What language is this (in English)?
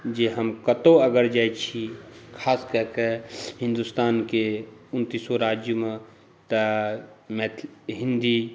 Maithili